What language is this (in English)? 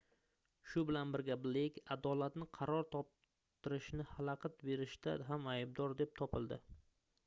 Uzbek